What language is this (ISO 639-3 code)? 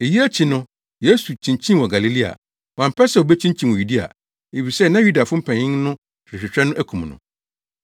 aka